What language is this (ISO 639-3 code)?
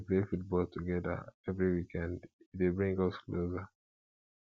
pcm